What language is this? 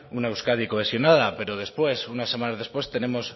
Spanish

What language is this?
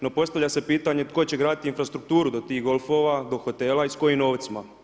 Croatian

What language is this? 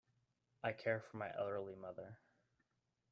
English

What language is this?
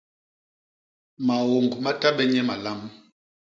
Basaa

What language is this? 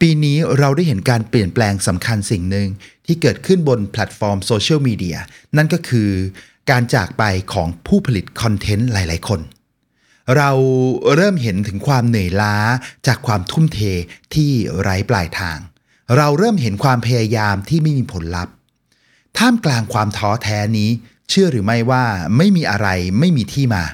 Thai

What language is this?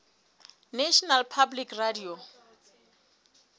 Southern Sotho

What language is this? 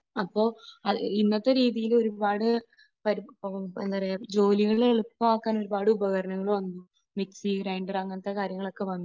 Malayalam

